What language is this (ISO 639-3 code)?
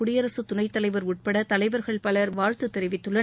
tam